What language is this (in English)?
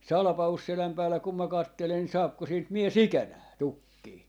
Finnish